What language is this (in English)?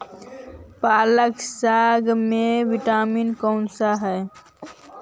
Magahi